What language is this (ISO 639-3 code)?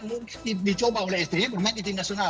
ind